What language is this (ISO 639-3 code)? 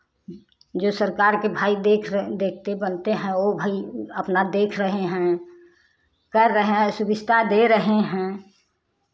hin